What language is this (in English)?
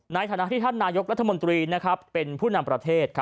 Thai